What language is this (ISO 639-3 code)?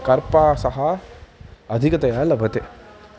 san